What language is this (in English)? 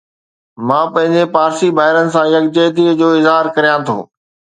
Sindhi